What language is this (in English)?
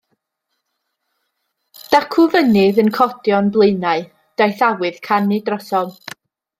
Welsh